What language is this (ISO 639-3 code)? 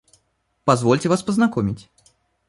rus